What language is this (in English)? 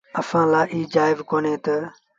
Sindhi Bhil